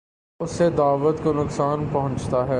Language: Urdu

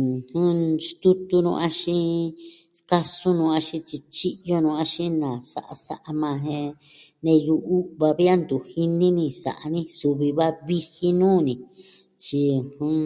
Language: Southwestern Tlaxiaco Mixtec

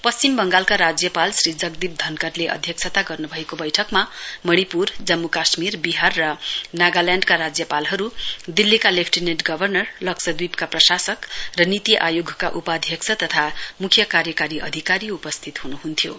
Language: Nepali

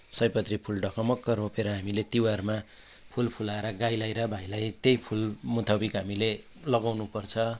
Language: Nepali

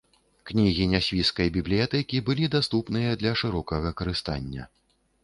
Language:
Belarusian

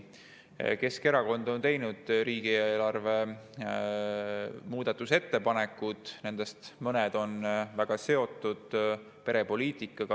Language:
Estonian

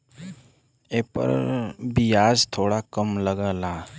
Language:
Bhojpuri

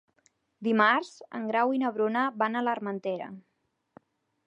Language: Catalan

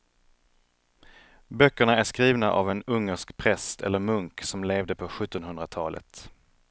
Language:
Swedish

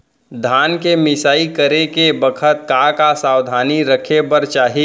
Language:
Chhattisgarhi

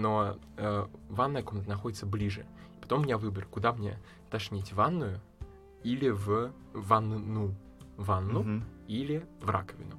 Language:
Russian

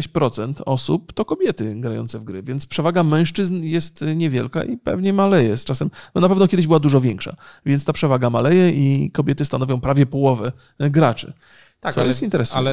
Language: Polish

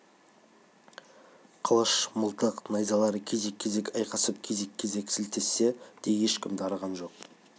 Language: Kazakh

